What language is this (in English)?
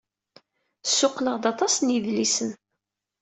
Kabyle